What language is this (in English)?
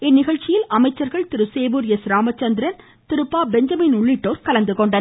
Tamil